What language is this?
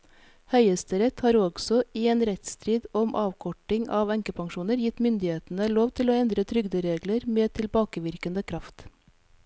Norwegian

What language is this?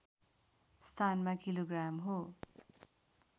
Nepali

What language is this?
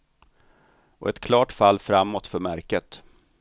Swedish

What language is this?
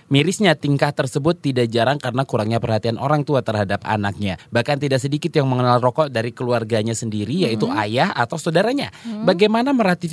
Indonesian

